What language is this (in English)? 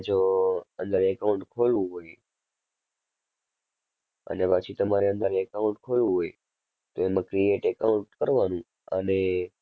Gujarati